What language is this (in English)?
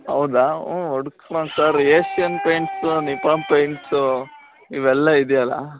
Kannada